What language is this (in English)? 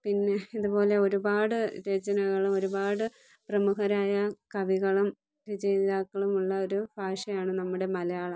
Malayalam